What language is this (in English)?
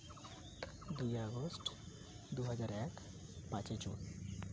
Santali